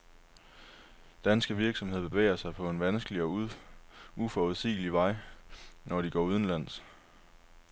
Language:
Danish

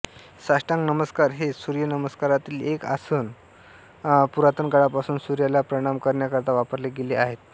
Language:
Marathi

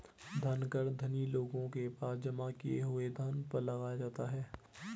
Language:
Hindi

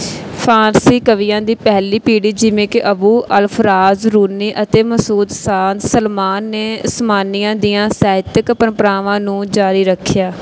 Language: Punjabi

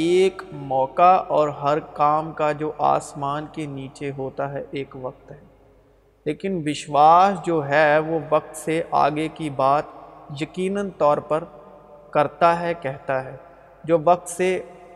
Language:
Urdu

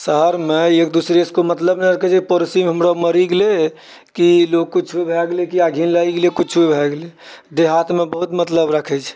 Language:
Maithili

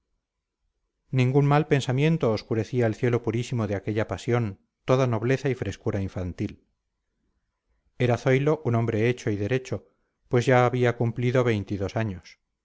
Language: Spanish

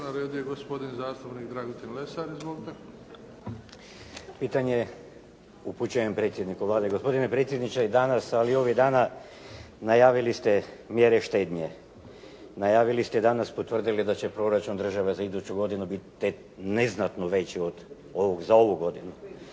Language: Croatian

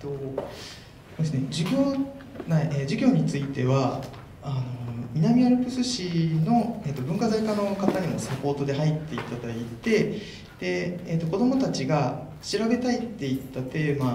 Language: Japanese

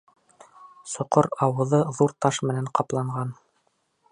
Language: Bashkir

